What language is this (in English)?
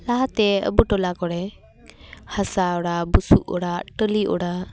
Santali